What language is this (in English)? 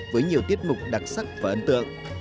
Vietnamese